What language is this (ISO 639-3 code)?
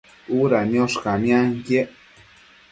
mcf